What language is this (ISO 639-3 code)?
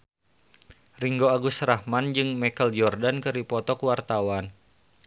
sun